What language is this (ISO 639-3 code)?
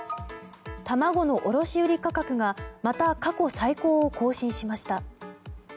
jpn